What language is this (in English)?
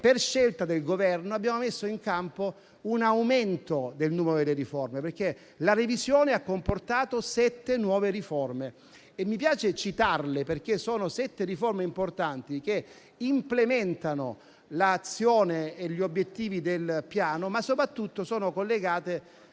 Italian